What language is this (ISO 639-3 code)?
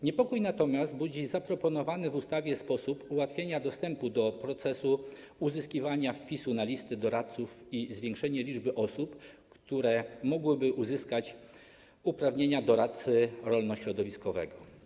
pol